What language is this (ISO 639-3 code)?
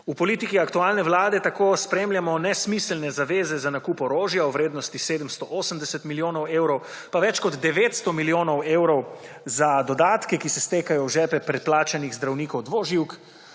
slv